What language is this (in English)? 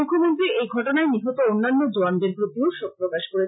Bangla